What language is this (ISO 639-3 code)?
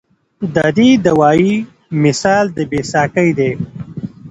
pus